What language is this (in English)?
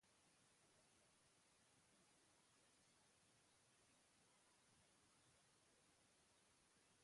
Basque